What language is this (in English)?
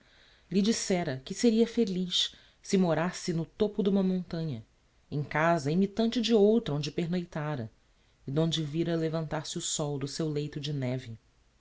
Portuguese